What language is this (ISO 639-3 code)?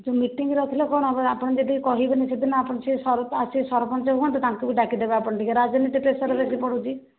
ori